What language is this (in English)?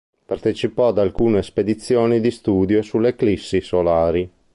Italian